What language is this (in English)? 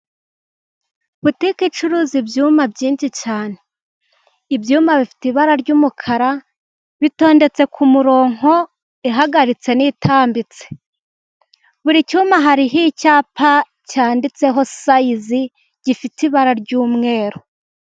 Kinyarwanda